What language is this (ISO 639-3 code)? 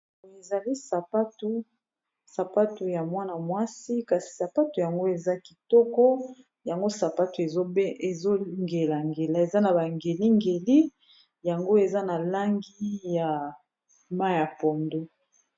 lin